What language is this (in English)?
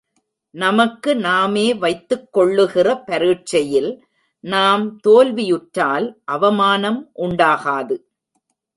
Tamil